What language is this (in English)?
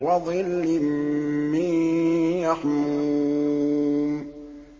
Arabic